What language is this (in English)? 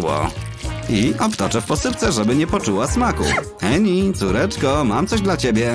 Polish